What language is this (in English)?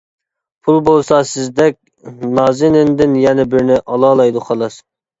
Uyghur